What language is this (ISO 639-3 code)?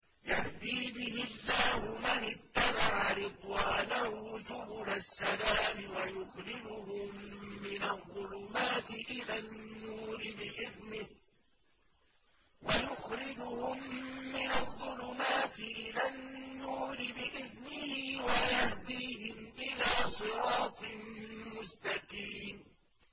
ara